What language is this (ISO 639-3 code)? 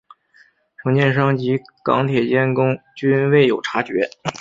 zho